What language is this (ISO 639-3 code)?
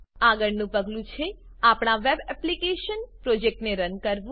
guj